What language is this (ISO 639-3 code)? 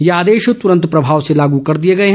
hin